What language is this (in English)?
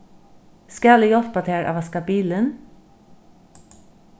Faroese